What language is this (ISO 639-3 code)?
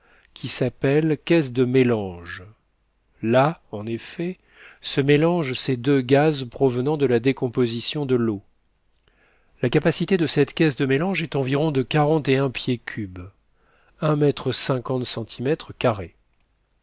fra